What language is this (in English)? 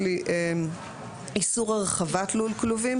Hebrew